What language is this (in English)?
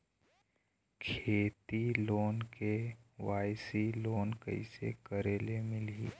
Chhattisgarhi